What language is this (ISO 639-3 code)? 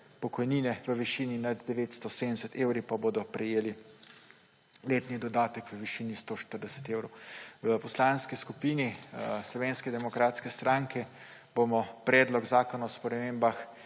slv